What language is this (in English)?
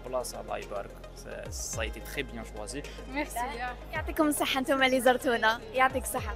Arabic